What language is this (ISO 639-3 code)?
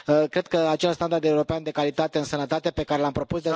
ron